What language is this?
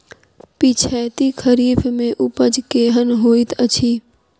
Maithili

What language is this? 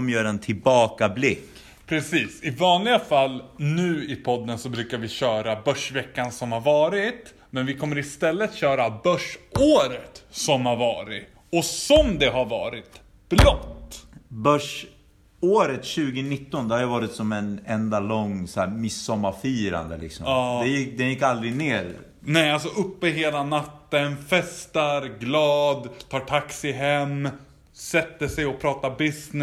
Swedish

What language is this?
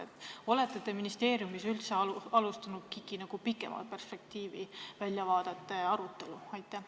Estonian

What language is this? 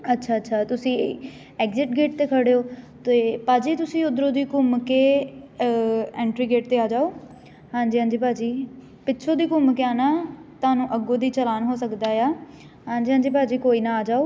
Punjabi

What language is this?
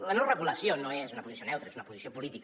Catalan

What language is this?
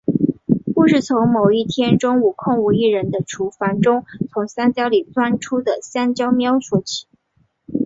Chinese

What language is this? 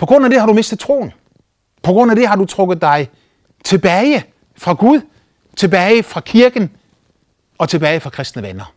Danish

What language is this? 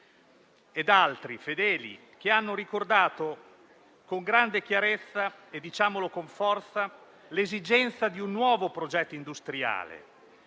Italian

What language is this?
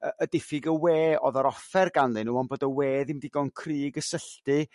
Welsh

